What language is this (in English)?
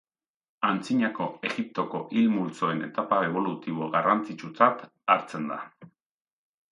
Basque